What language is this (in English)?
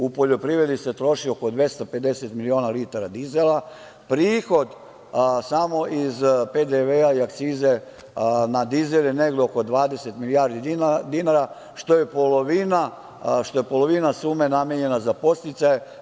Serbian